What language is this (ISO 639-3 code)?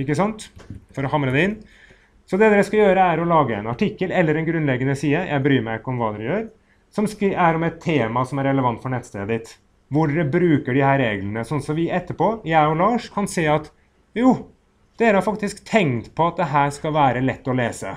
nor